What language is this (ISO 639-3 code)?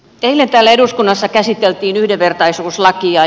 fin